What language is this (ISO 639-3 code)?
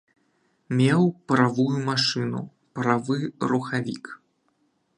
bel